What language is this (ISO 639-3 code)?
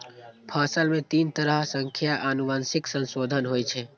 mai